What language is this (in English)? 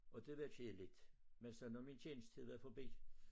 Danish